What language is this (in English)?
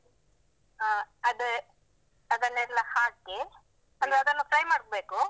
Kannada